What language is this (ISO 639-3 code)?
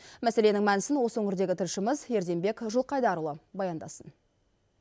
kaz